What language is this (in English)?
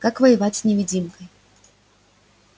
Russian